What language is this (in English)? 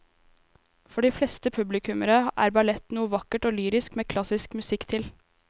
Norwegian